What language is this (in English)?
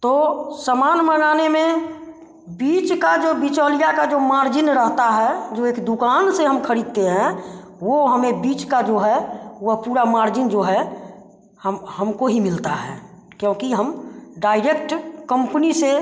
Hindi